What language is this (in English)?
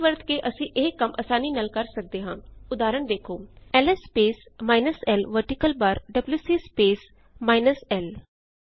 Punjabi